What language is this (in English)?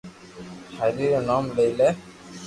Loarki